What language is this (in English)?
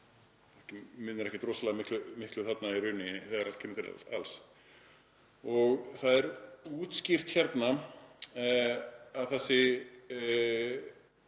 Icelandic